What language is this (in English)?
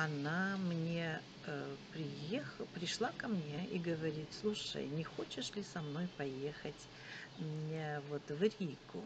Russian